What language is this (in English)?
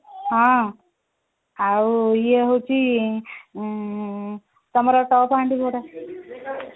Odia